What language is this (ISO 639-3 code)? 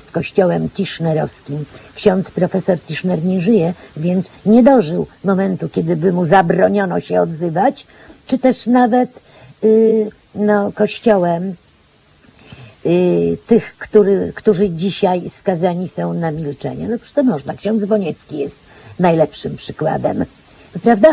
pol